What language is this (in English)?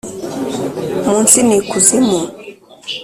Kinyarwanda